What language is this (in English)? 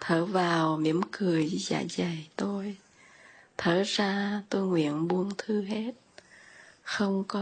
Vietnamese